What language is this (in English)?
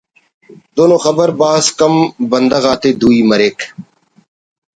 Brahui